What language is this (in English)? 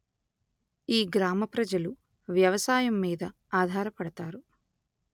Telugu